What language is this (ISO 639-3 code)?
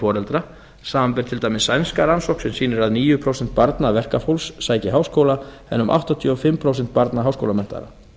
isl